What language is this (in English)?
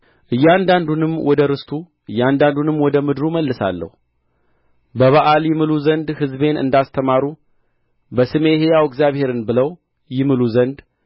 Amharic